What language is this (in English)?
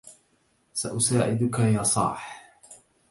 Arabic